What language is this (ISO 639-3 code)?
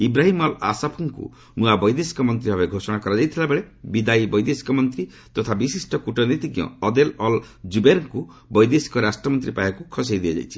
ori